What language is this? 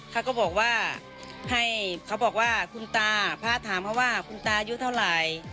Thai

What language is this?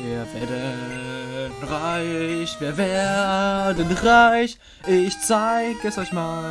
German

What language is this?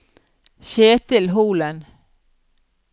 Norwegian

